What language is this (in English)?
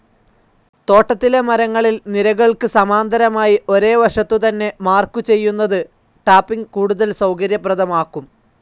Malayalam